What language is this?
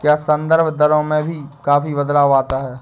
Hindi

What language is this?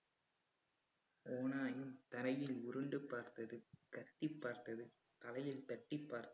Tamil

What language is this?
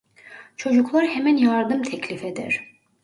Turkish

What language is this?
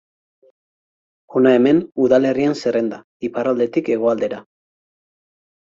Basque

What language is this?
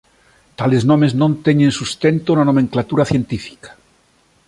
Galician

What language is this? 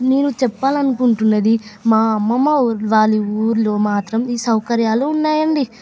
Telugu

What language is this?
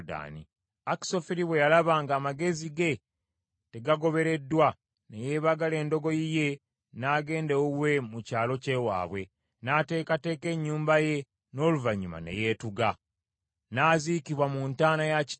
Ganda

